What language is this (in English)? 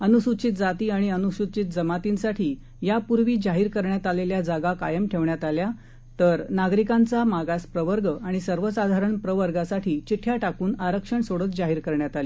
Marathi